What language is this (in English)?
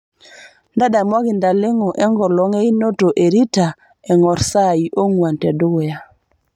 Masai